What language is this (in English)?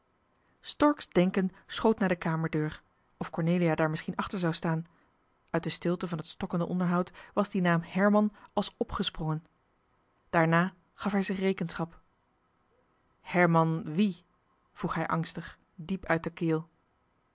Dutch